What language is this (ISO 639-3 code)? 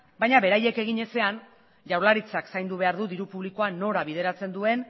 eus